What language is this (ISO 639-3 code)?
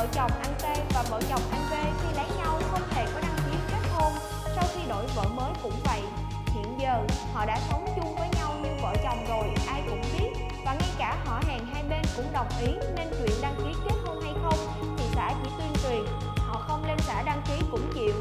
vie